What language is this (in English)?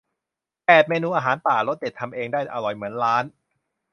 Thai